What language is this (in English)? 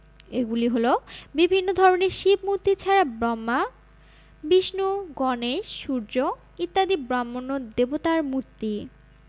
Bangla